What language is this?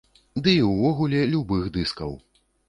Belarusian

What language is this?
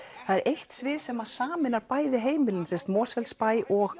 Icelandic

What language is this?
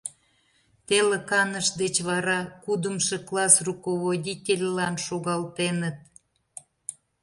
Mari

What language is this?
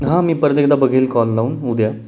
Marathi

